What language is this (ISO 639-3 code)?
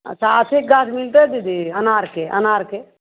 mai